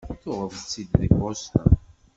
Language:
Kabyle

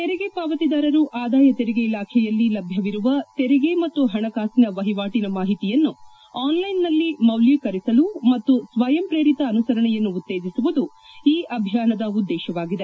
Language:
Kannada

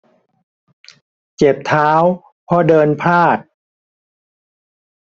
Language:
Thai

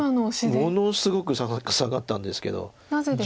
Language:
Japanese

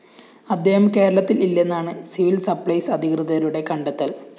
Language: Malayalam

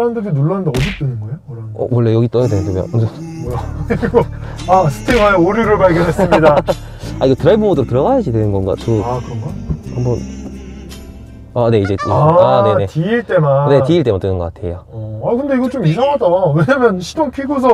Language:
Korean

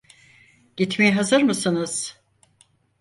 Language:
Turkish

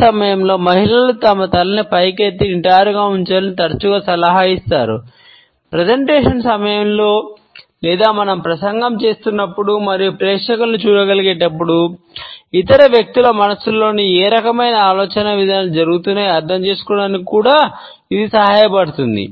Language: Telugu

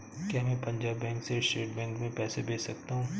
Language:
Hindi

